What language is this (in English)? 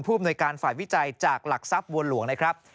Thai